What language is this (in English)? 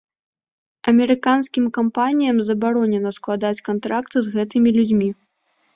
Belarusian